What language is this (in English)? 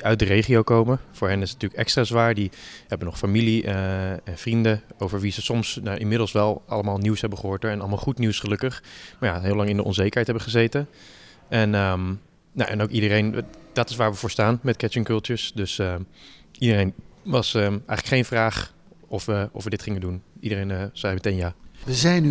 Dutch